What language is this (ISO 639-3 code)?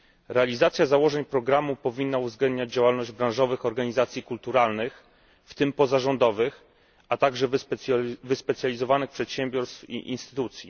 pol